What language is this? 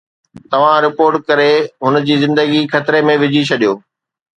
Sindhi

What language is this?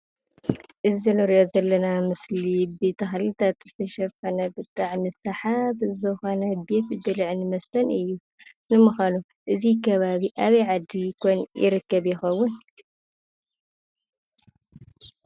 Tigrinya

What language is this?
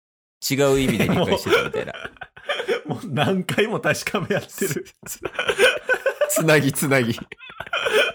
Japanese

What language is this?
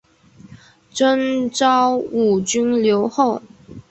Chinese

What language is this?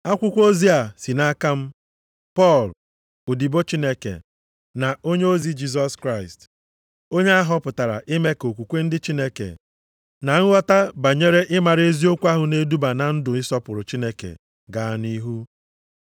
Igbo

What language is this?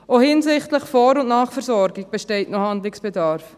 Swiss German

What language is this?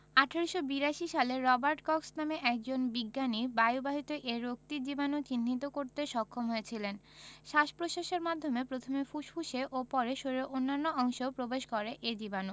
Bangla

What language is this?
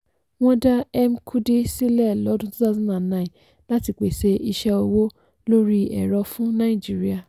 Yoruba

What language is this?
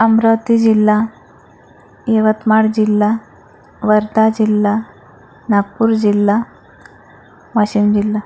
Marathi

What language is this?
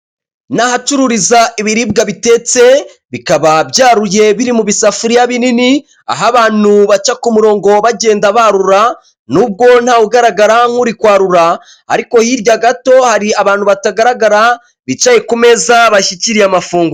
Kinyarwanda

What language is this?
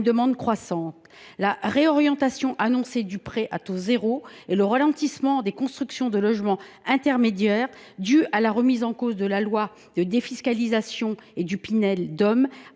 French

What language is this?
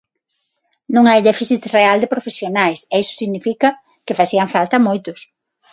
Galician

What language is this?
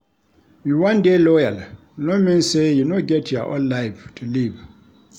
Nigerian Pidgin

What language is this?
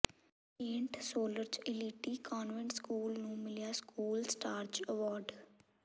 Punjabi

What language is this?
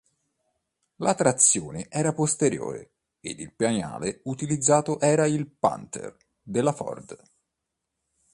Italian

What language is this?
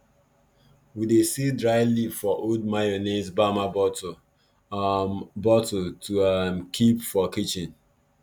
Nigerian Pidgin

